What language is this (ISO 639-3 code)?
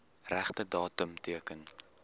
afr